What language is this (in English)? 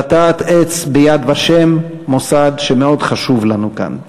Hebrew